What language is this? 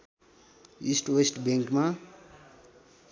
Nepali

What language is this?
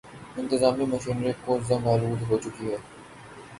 Urdu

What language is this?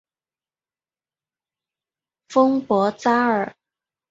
Chinese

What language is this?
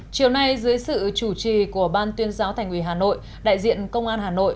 Vietnamese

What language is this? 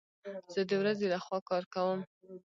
Pashto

